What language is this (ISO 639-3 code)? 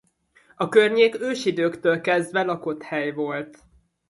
hun